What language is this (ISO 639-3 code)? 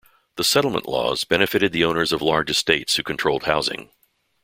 eng